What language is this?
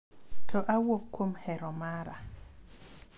Luo (Kenya and Tanzania)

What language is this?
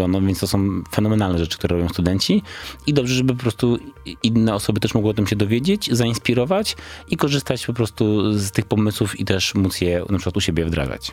Polish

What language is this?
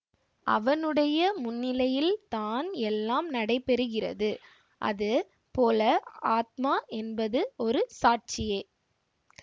Tamil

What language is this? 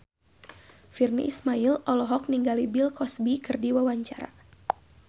Sundanese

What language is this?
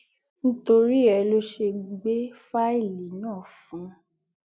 Yoruba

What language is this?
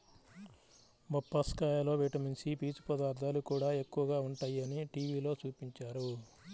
Telugu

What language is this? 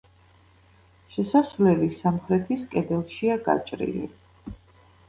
Georgian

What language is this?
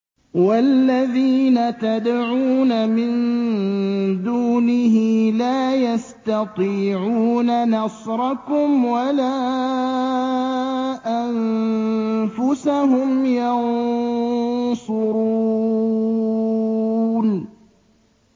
Arabic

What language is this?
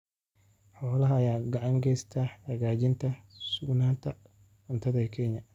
Somali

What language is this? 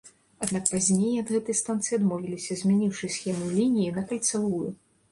Belarusian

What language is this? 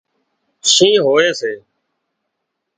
Wadiyara Koli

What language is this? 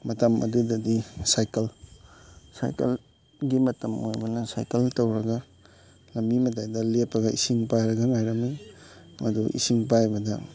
Manipuri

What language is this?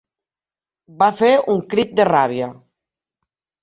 Catalan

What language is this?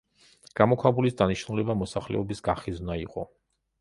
Georgian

